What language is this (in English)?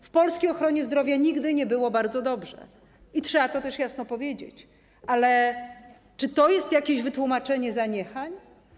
Polish